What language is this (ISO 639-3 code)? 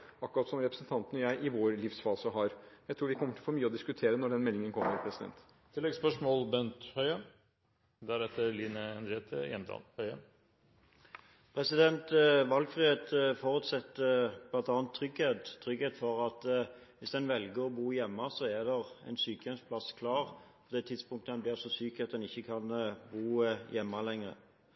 nor